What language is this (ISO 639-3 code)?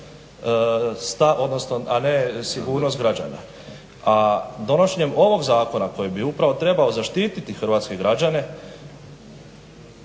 hrv